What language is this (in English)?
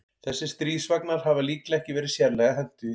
Icelandic